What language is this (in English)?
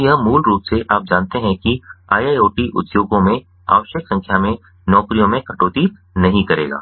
Hindi